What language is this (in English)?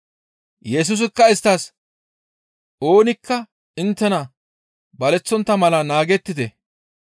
Gamo